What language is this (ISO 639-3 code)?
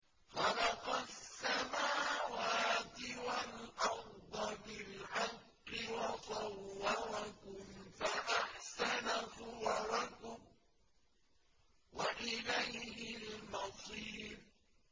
ara